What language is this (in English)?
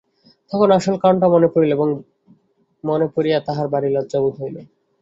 Bangla